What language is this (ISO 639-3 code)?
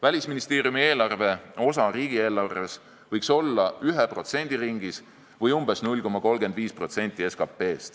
est